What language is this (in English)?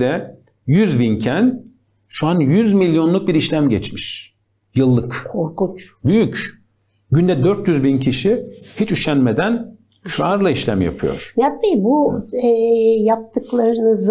Turkish